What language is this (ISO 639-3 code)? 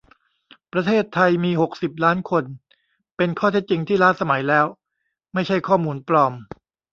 tha